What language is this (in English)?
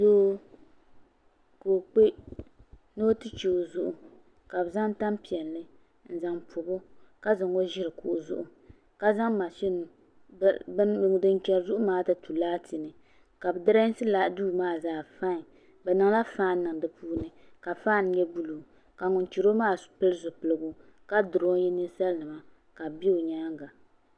Dagbani